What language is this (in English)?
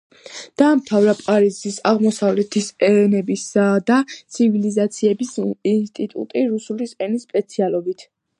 Georgian